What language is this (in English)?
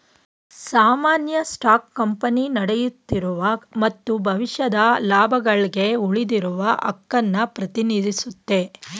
Kannada